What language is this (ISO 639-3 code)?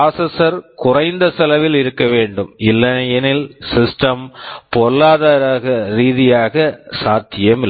tam